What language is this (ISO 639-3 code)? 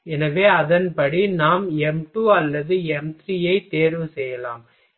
tam